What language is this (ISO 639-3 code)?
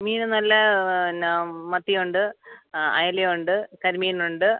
mal